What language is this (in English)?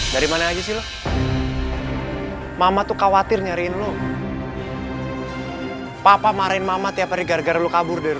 Indonesian